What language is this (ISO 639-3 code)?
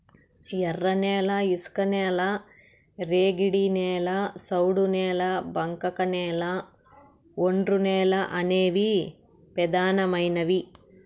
tel